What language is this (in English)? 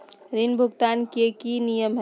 Magahi